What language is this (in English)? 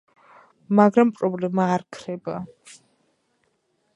Georgian